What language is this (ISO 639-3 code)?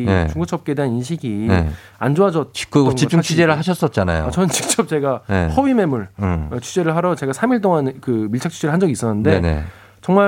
kor